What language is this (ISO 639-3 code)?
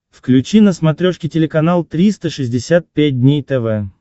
rus